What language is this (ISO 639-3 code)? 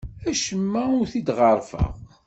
kab